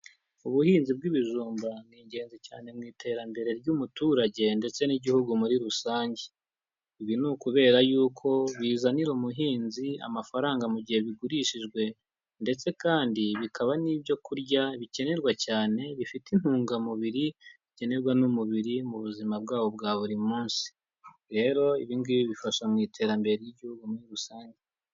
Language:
Kinyarwanda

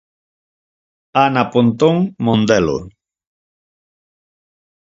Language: Galician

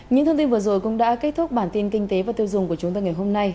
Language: Vietnamese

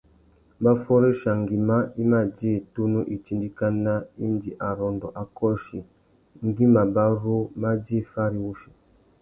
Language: Tuki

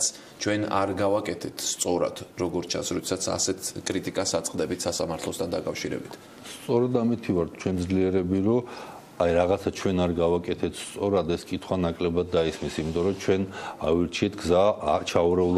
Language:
Russian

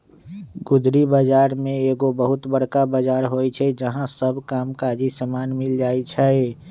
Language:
Magahi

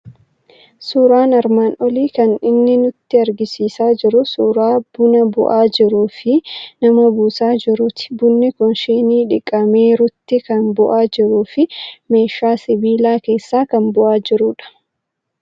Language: Oromo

